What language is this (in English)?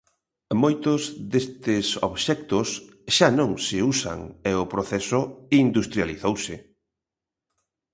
Galician